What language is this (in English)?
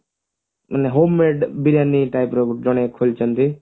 Odia